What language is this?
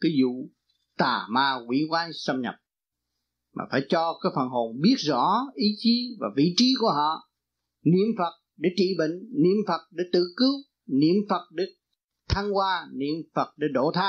Vietnamese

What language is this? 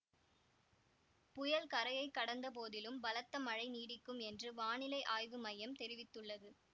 Tamil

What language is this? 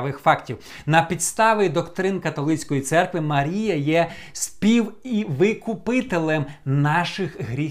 Ukrainian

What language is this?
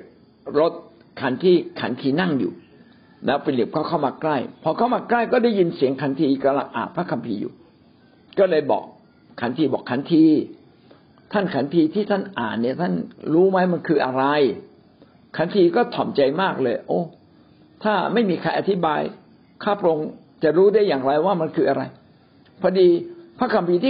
Thai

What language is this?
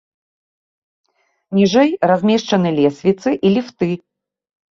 Belarusian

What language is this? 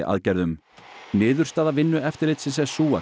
Icelandic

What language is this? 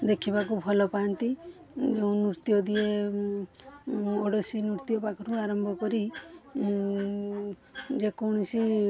Odia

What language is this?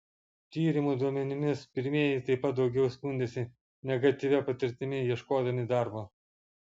Lithuanian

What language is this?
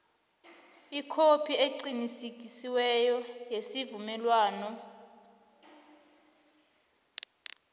South Ndebele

